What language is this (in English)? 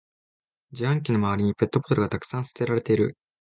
Japanese